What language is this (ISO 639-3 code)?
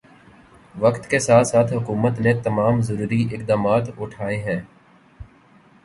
urd